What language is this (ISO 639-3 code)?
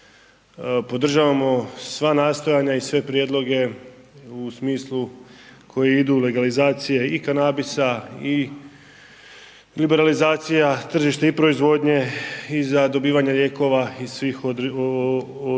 hrv